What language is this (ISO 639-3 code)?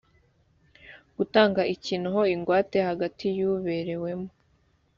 kin